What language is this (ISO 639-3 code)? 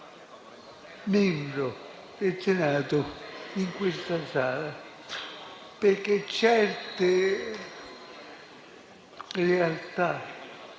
ita